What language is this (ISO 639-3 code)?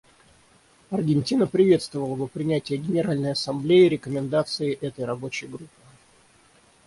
rus